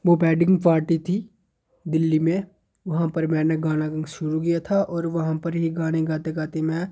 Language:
Dogri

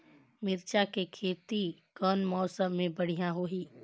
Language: Chhattisgarhi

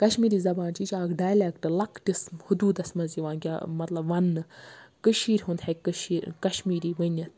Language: Kashmiri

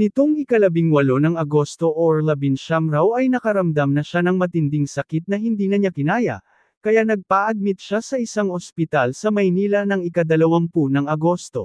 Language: Filipino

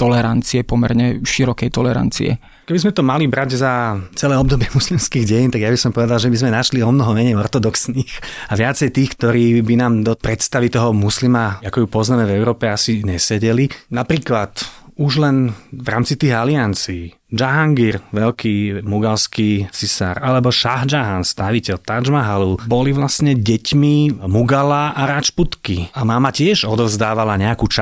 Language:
Slovak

